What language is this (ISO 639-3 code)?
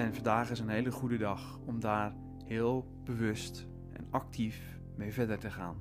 nld